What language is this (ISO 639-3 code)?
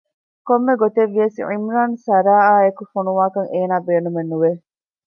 div